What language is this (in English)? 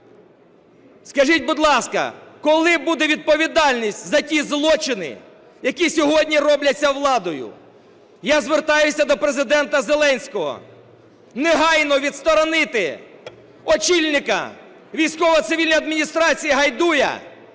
Ukrainian